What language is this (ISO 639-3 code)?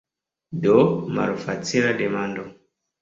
epo